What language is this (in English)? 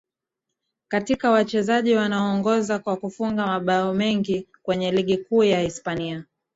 Swahili